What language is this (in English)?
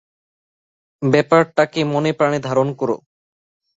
Bangla